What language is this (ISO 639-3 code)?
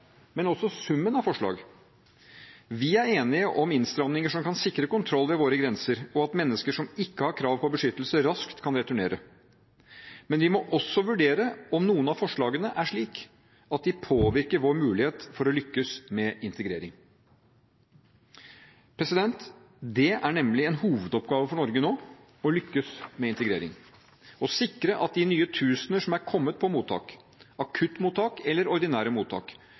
nob